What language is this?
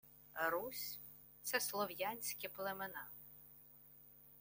Ukrainian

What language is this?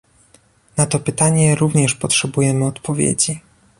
Polish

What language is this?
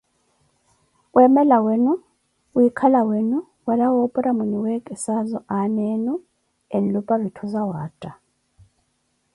Koti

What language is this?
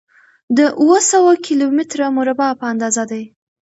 Pashto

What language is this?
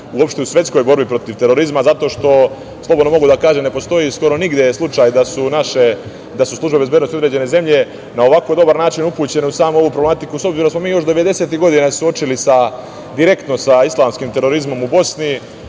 Serbian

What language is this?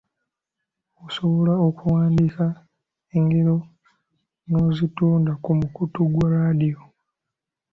Ganda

